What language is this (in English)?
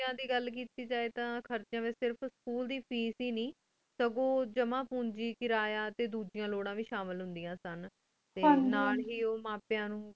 Punjabi